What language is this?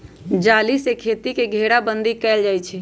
Magahi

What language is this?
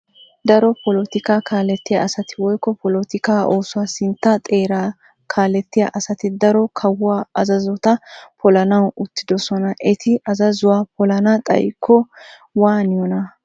Wolaytta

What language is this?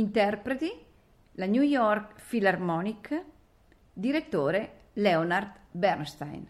Italian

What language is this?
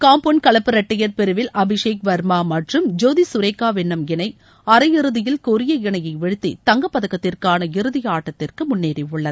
Tamil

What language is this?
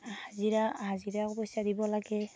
Assamese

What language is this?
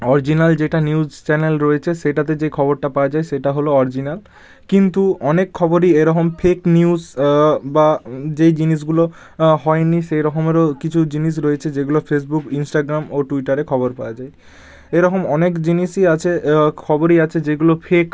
Bangla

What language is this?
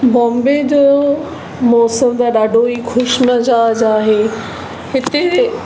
Sindhi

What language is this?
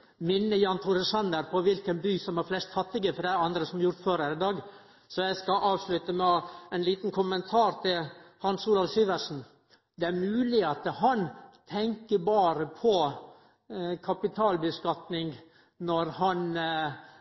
Norwegian Nynorsk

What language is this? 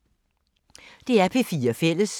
Danish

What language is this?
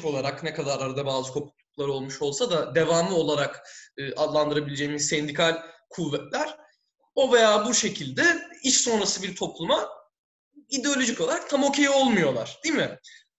Turkish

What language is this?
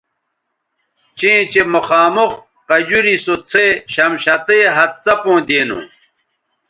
Bateri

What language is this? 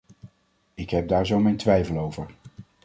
Dutch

